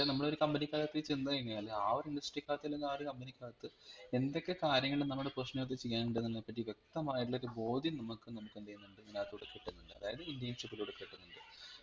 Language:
Malayalam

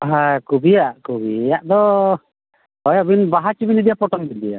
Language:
Santali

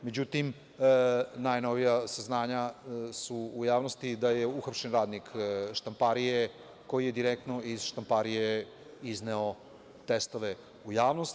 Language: Serbian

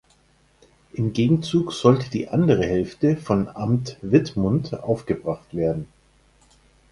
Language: German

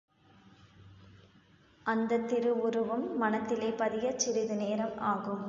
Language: Tamil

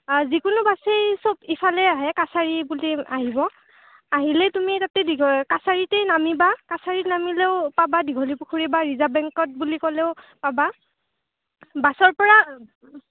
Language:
Assamese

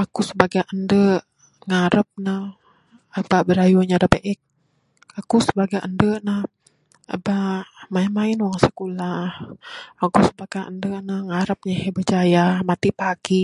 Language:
Bukar-Sadung Bidayuh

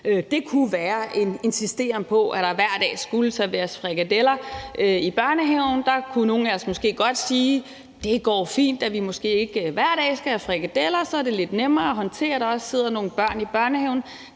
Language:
Danish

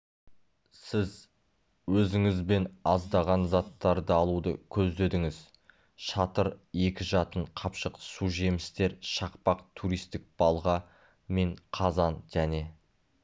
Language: Kazakh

